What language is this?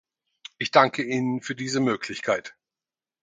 German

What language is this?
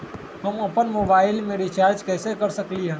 Magahi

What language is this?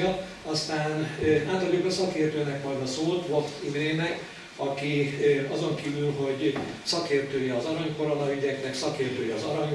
Hungarian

